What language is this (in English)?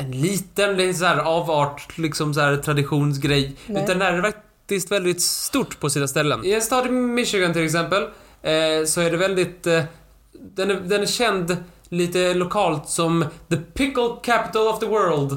Swedish